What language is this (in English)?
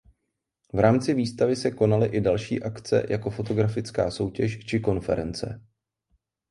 Czech